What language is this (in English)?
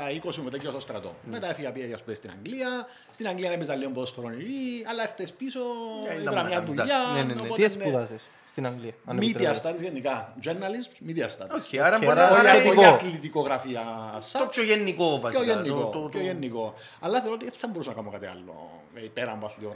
Greek